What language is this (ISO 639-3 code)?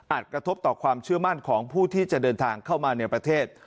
tha